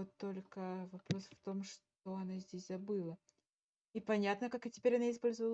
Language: Russian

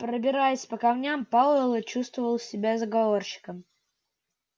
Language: Russian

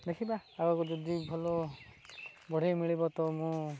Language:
Odia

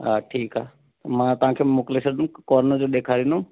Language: Sindhi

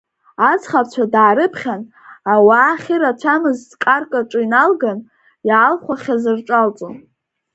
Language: Abkhazian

